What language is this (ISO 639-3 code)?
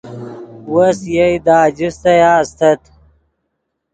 ydg